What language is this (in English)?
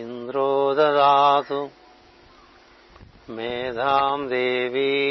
Telugu